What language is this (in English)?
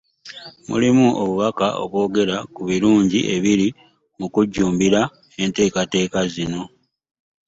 Ganda